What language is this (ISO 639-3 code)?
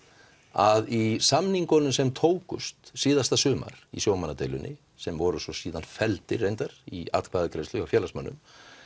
isl